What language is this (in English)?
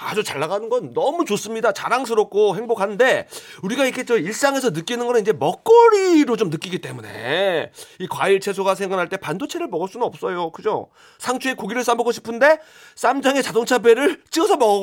Korean